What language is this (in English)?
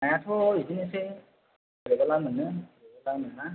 Bodo